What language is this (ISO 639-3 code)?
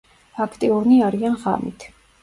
kat